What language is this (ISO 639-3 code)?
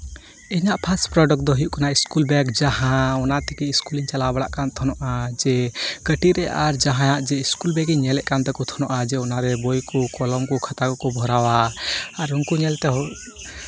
sat